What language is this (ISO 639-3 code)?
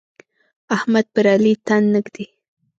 pus